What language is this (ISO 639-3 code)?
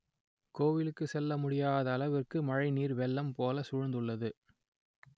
tam